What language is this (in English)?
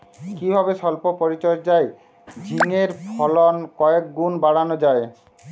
Bangla